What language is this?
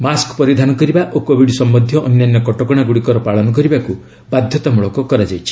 Odia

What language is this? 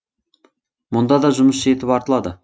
Kazakh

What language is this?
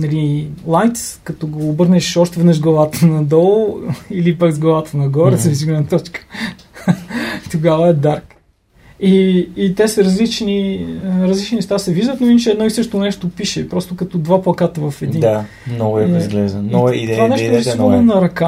Bulgarian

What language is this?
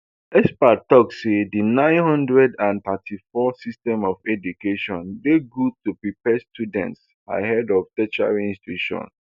Nigerian Pidgin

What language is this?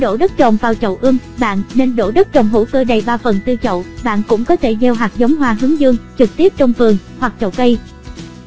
Vietnamese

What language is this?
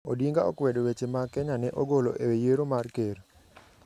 Luo (Kenya and Tanzania)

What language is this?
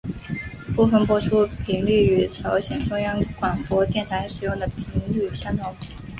Chinese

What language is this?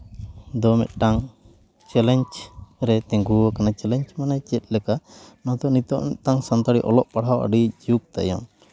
Santali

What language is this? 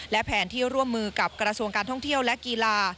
Thai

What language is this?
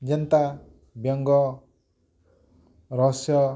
Odia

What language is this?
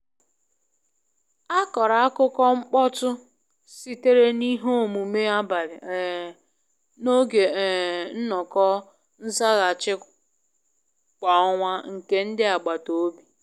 Igbo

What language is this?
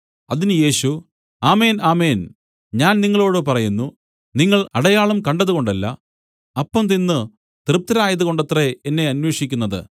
Malayalam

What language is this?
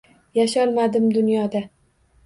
Uzbek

